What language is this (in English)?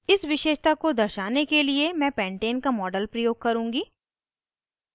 Hindi